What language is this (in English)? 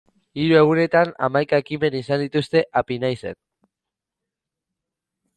Basque